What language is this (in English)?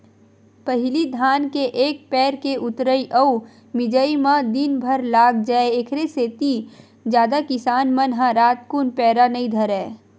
Chhattisgarhi